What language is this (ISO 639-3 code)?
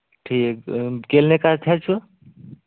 kas